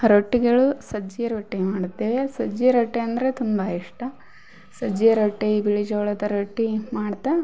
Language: Kannada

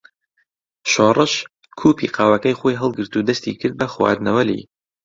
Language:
Central Kurdish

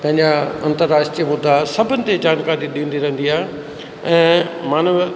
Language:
Sindhi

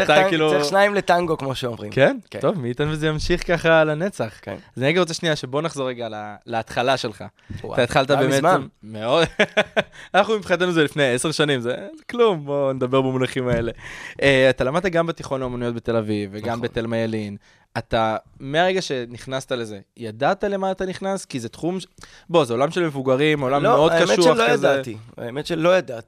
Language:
Hebrew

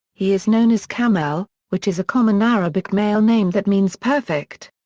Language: English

